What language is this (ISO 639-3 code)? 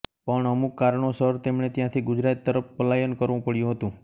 guj